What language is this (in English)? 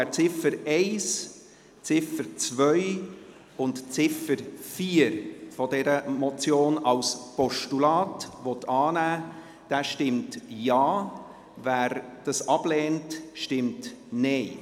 Swiss German